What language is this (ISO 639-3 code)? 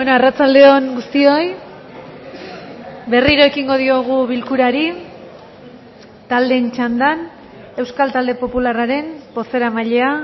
eus